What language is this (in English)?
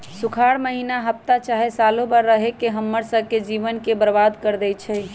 Magahi